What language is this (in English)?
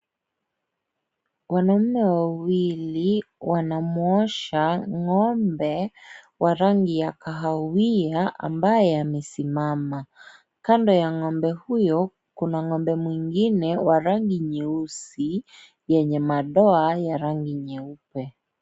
Swahili